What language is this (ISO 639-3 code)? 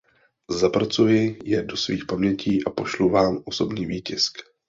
ces